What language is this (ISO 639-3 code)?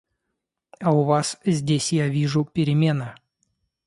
rus